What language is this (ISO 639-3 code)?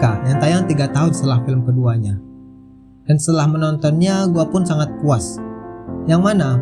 ind